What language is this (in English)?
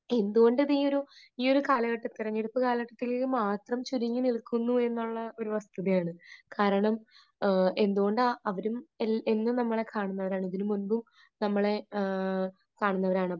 Malayalam